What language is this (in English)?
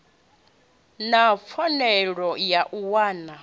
Venda